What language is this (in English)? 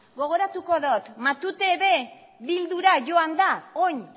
Basque